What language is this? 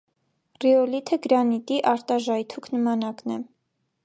Armenian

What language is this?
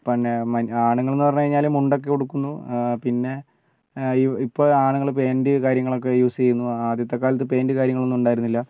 Malayalam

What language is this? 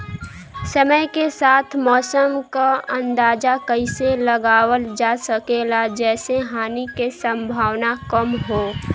Bhojpuri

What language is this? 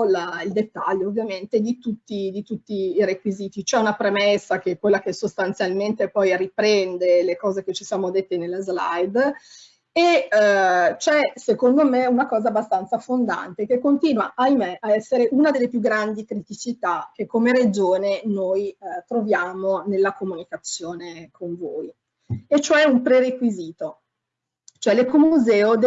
Italian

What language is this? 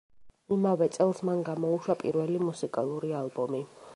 Georgian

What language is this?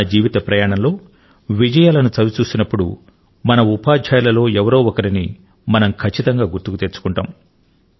Telugu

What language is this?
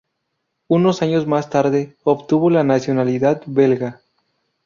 Spanish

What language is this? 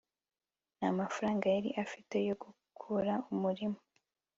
Kinyarwanda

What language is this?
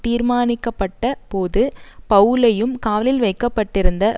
Tamil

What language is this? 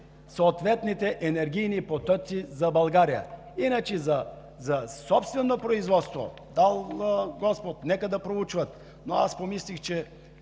Bulgarian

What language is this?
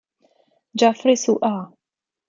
Italian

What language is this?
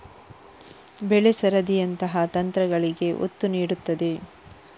Kannada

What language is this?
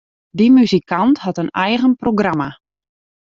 Western Frisian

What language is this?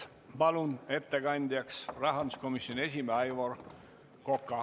Estonian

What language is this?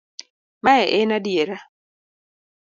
Luo (Kenya and Tanzania)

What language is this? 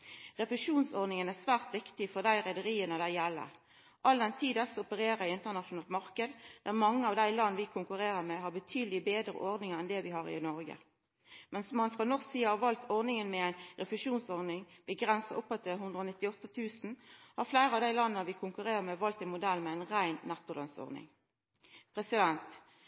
Norwegian Nynorsk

